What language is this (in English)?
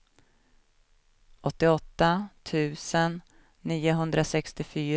Swedish